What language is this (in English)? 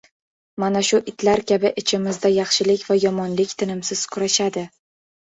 Uzbek